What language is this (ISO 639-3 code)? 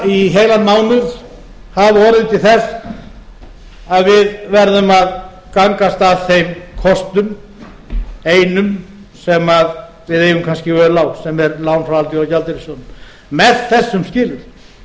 isl